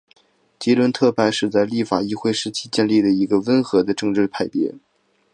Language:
Chinese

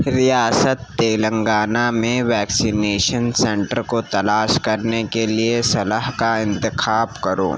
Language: Urdu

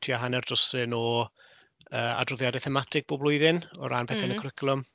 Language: Welsh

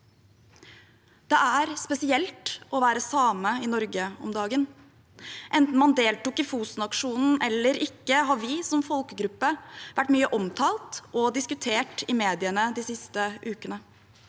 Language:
Norwegian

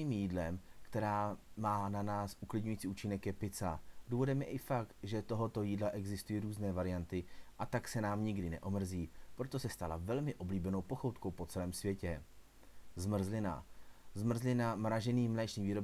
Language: Czech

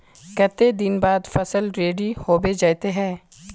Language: Magahi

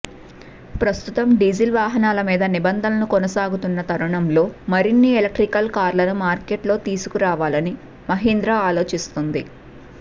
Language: Telugu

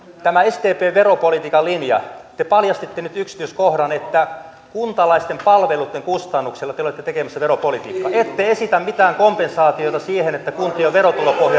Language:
Finnish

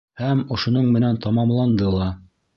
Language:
Bashkir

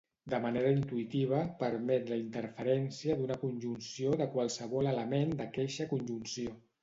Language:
Catalan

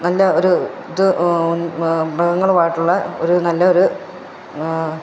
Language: Malayalam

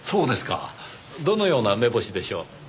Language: Japanese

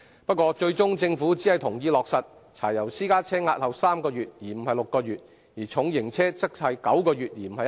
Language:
Cantonese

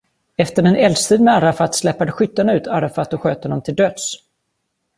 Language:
Swedish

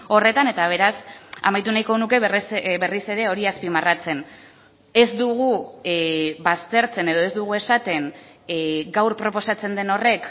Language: Basque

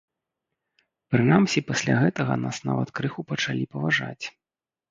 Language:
Belarusian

